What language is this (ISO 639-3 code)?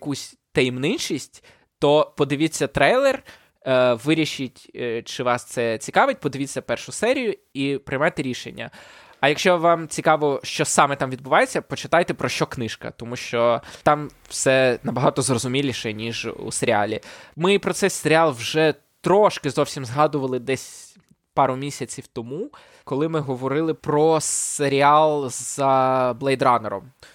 ukr